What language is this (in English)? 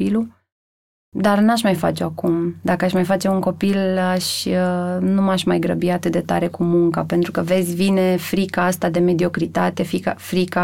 Romanian